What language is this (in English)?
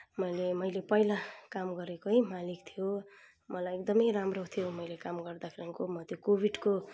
Nepali